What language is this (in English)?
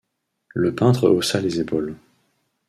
French